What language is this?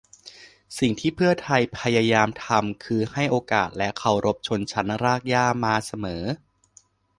Thai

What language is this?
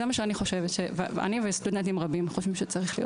Hebrew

